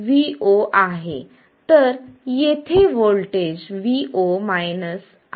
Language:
Marathi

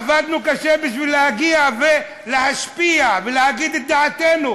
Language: Hebrew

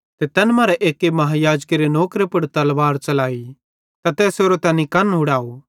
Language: Bhadrawahi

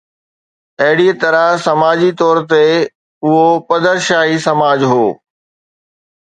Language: Sindhi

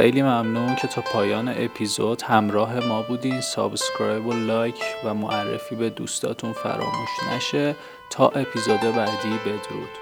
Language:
Persian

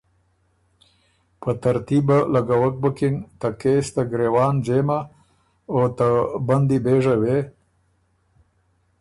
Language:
Ormuri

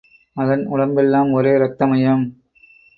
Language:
Tamil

